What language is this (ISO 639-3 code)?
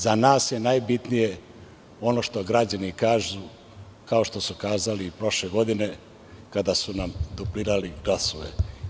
srp